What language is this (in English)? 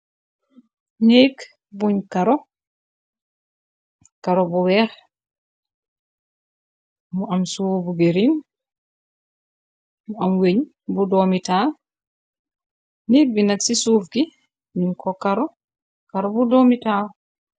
Wolof